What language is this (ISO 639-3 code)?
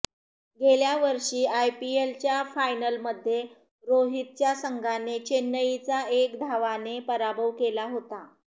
mar